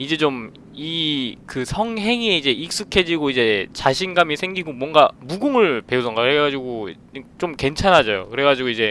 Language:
Korean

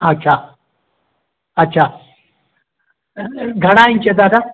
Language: Sindhi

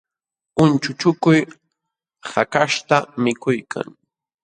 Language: Jauja Wanca Quechua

